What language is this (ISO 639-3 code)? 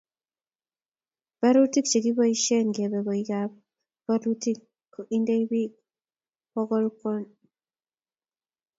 kln